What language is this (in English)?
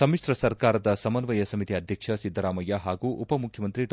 Kannada